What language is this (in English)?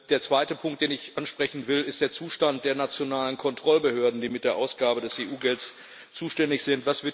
German